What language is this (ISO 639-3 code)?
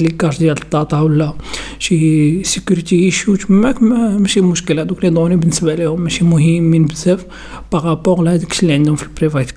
ara